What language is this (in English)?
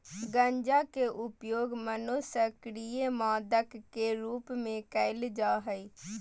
Magahi